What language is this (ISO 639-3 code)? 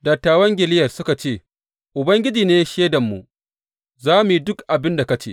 hau